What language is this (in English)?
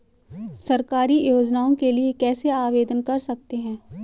Hindi